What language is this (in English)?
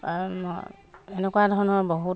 Assamese